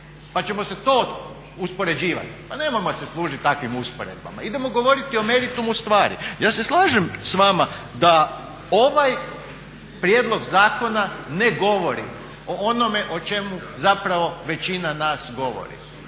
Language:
Croatian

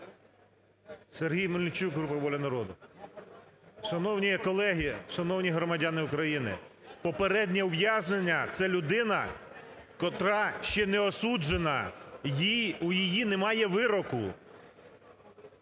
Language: Ukrainian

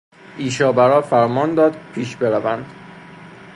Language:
Persian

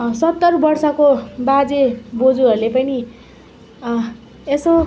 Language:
Nepali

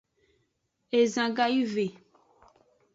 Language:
Aja (Benin)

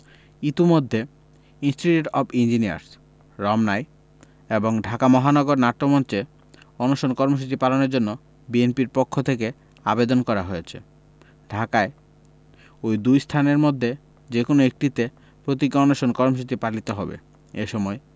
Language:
Bangla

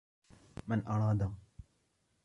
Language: Arabic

